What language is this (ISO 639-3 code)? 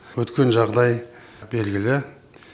kaz